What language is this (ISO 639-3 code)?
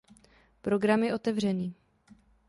ces